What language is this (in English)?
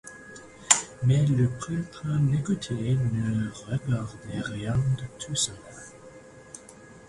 French